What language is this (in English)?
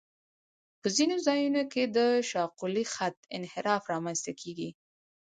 Pashto